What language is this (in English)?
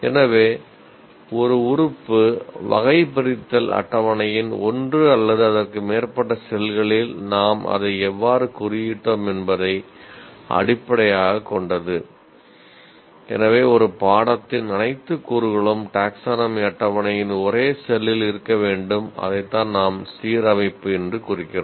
Tamil